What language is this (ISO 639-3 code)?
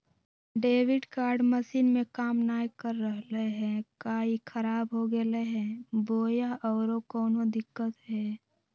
mag